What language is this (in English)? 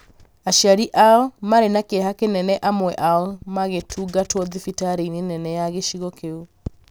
Kikuyu